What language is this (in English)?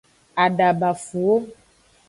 Aja (Benin)